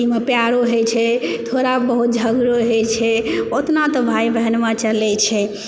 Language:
Maithili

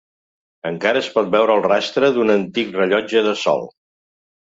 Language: Catalan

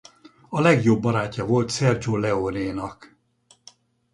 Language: Hungarian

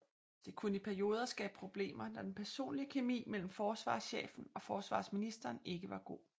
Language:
Danish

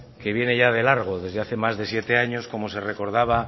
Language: Spanish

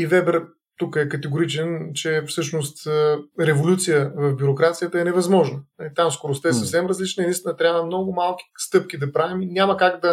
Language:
Bulgarian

